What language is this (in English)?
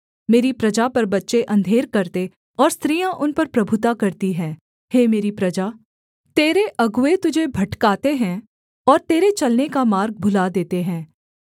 Hindi